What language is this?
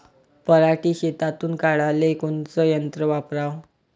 Marathi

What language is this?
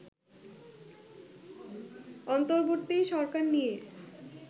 Bangla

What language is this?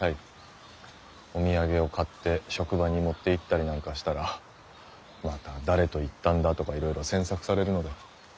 Japanese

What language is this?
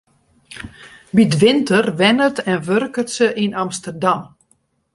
Western Frisian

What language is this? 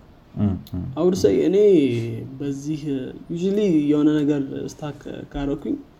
Amharic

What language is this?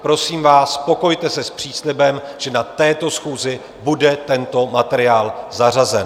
Czech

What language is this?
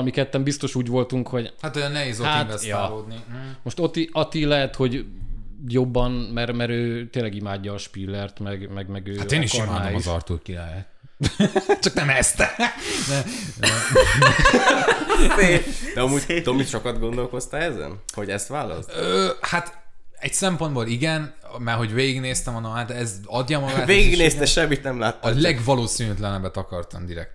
Hungarian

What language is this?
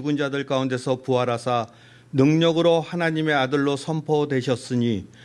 Korean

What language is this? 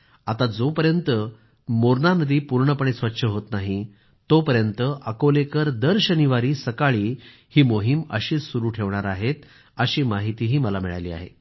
Marathi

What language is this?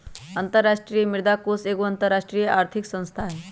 Magahi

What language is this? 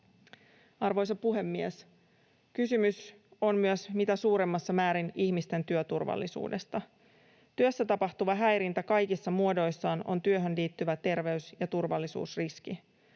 Finnish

